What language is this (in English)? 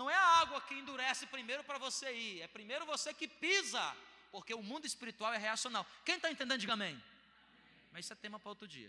Portuguese